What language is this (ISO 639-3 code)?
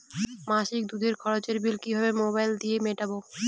ben